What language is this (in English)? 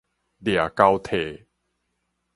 Min Nan Chinese